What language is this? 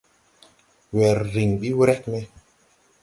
Tupuri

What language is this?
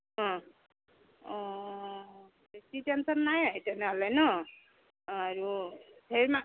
Assamese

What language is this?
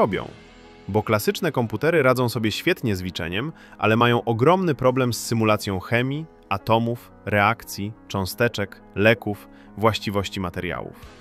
Polish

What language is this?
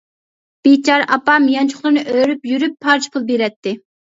Uyghur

